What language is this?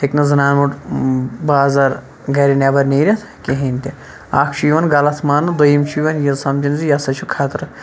Kashmiri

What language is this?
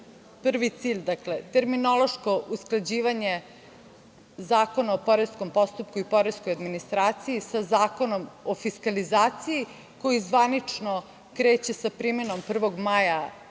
Serbian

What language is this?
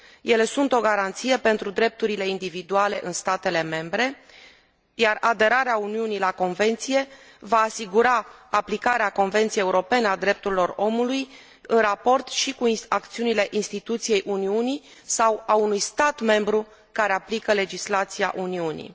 Romanian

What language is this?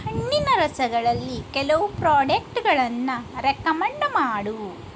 Kannada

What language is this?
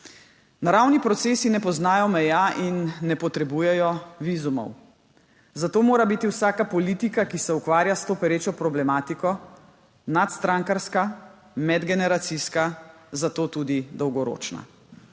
Slovenian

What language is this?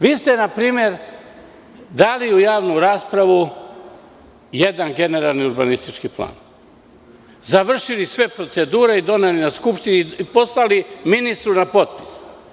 Serbian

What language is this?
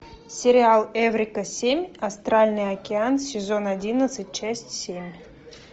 Russian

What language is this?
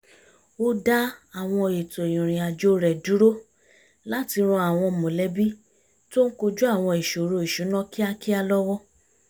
Yoruba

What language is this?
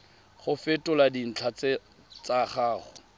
Tswana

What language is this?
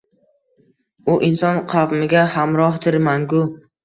Uzbek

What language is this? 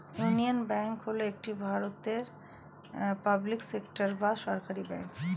Bangla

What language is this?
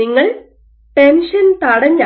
Malayalam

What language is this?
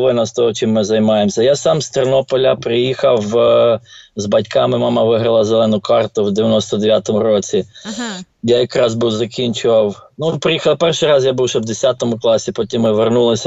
Ukrainian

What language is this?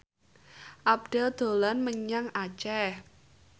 Javanese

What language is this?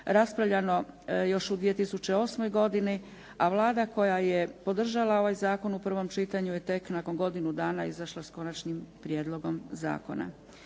Croatian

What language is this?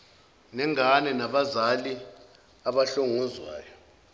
Zulu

